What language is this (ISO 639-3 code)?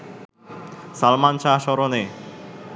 ben